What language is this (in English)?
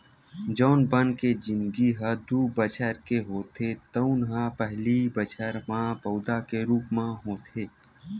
Chhattisgarhi